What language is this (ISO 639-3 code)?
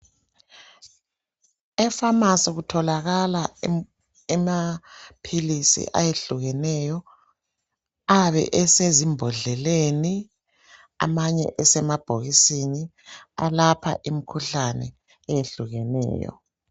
nde